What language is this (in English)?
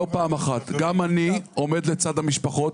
Hebrew